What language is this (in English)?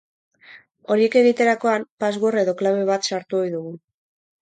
Basque